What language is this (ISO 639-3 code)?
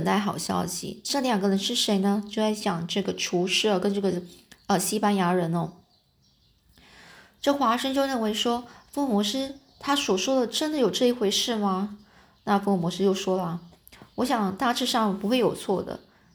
zho